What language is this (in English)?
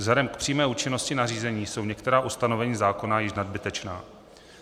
Czech